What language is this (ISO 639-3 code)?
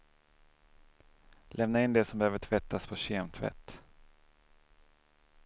swe